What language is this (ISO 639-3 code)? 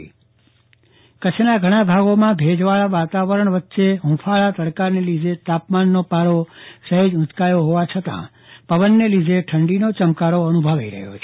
guj